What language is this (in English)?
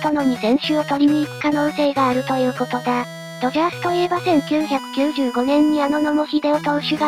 Japanese